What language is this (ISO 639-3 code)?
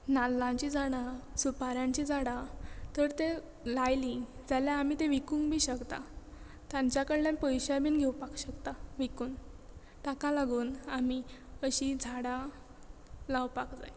kok